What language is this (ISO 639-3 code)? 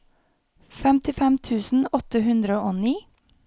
nor